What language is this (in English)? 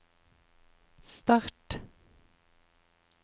Norwegian